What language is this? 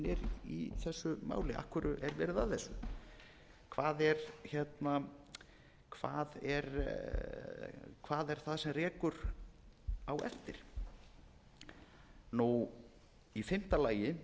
Icelandic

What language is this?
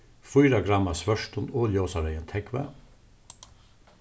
Faroese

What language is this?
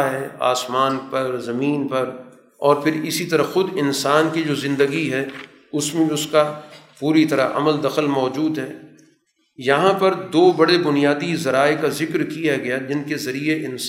Urdu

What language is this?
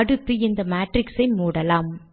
Tamil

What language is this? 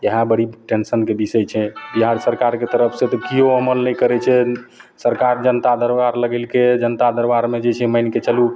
Maithili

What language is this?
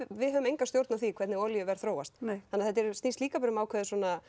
Icelandic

